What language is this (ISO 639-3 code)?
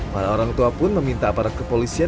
ind